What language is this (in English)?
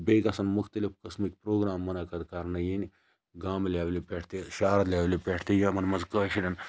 Kashmiri